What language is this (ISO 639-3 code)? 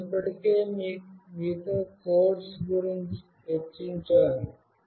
tel